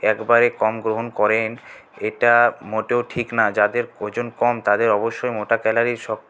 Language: Bangla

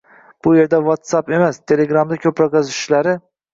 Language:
Uzbek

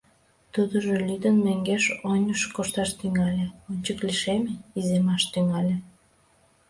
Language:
Mari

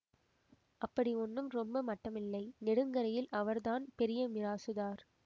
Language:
Tamil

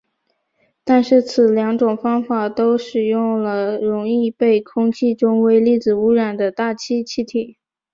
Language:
Chinese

